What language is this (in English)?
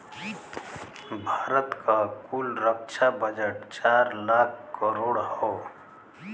Bhojpuri